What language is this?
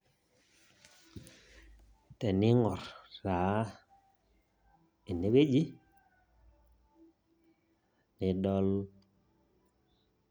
Masai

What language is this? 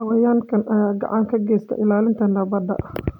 Somali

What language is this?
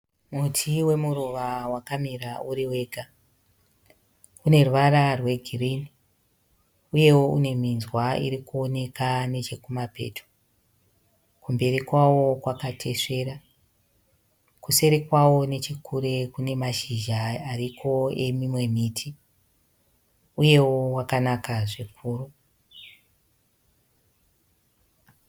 Shona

